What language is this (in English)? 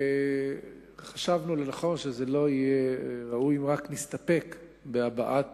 Hebrew